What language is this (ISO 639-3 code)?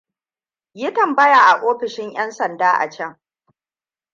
hau